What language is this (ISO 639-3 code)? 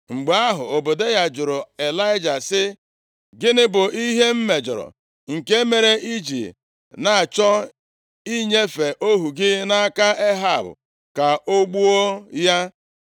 ibo